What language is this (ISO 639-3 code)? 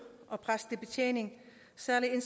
dan